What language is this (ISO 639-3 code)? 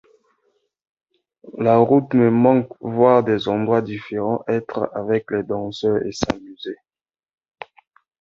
fra